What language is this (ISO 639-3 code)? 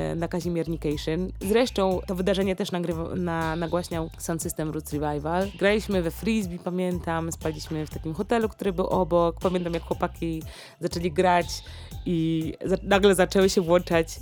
pol